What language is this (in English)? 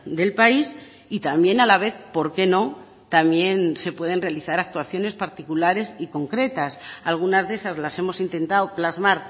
Spanish